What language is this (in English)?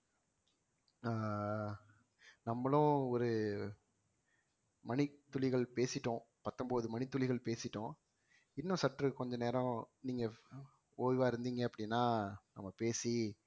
Tamil